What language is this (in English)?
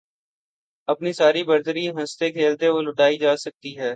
Urdu